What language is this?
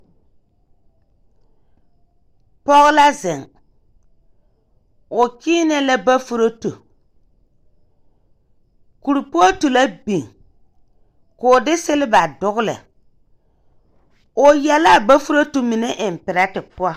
Southern Dagaare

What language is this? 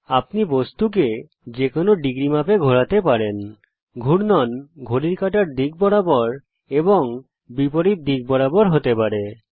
Bangla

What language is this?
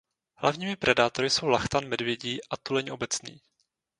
Czech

